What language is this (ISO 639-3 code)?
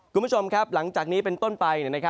tha